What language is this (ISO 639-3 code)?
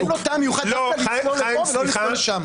heb